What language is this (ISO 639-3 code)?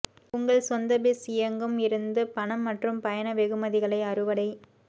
tam